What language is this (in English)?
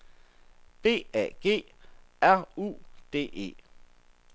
Danish